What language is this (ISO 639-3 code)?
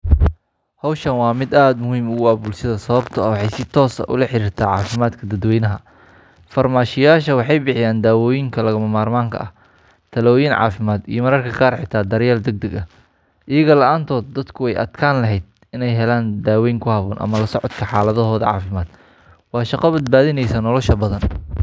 som